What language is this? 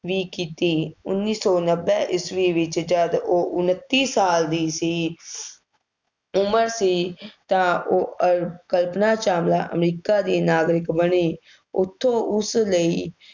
Punjabi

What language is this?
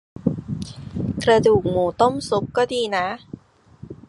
Thai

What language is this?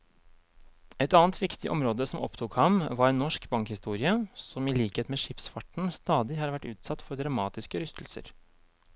Norwegian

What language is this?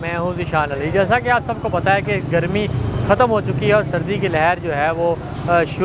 Hindi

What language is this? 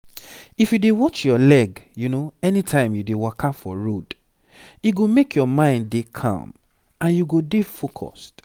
Nigerian Pidgin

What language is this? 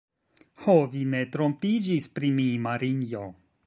Esperanto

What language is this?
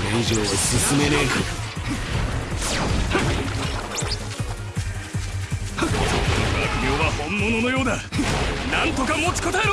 Japanese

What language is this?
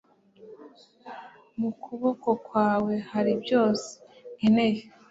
Kinyarwanda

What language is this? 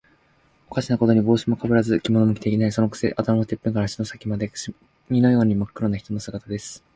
Japanese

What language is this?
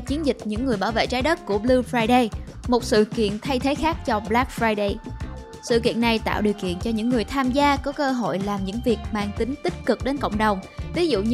Vietnamese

